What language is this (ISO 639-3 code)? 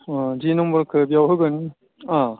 brx